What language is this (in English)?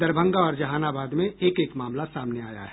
Hindi